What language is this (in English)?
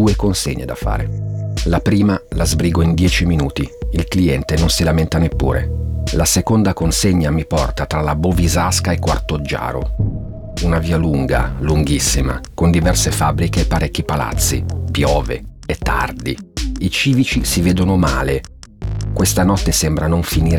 Italian